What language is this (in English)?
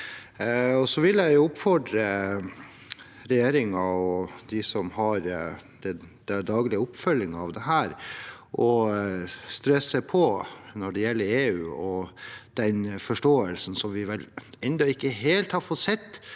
Norwegian